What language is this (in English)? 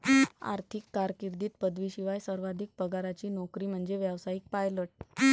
Marathi